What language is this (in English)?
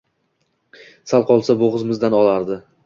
Uzbek